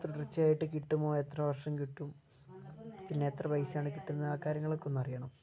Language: Malayalam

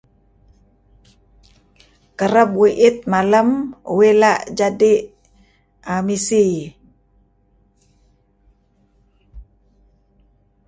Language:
Kelabit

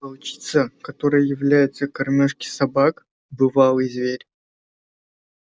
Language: Russian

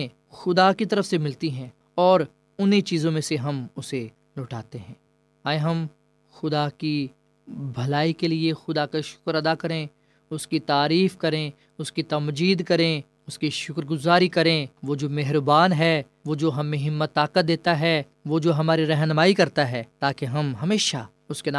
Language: Urdu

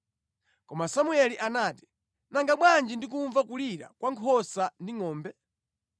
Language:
Nyanja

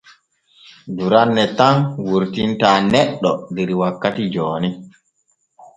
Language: Borgu Fulfulde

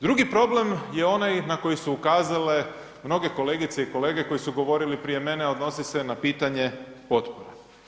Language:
Croatian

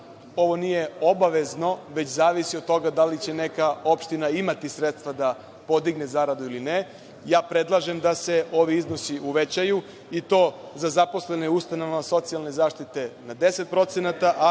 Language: Serbian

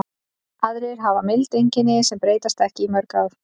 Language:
Icelandic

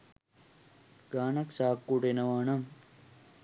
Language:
Sinhala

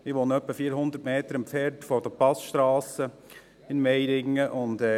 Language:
Swiss German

